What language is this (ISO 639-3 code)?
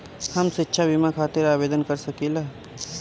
bho